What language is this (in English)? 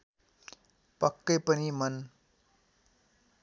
Nepali